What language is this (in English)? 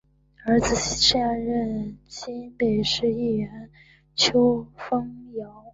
Chinese